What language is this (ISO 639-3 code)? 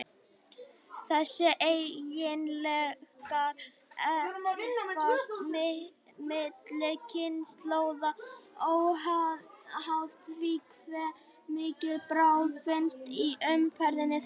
isl